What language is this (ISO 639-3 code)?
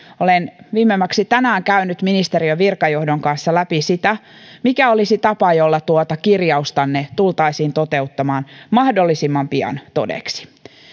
fin